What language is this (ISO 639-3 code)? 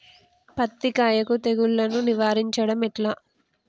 tel